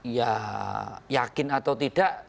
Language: Indonesian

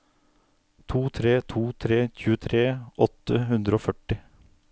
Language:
Norwegian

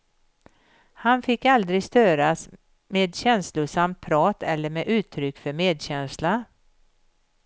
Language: Swedish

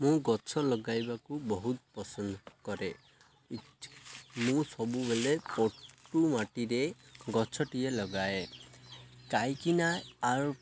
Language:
Odia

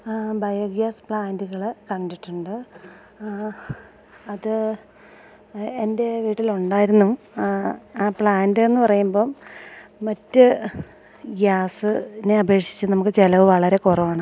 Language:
Malayalam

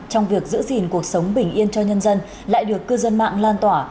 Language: Vietnamese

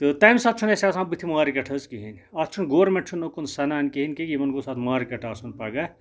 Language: Kashmiri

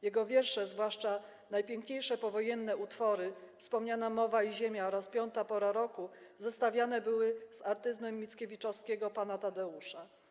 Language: Polish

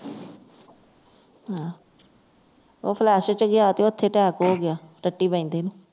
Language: Punjabi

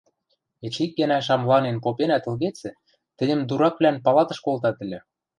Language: Western Mari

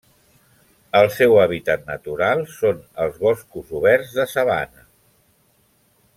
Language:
Catalan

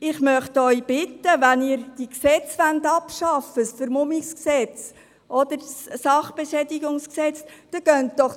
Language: Swiss German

